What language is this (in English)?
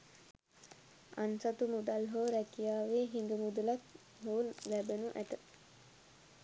Sinhala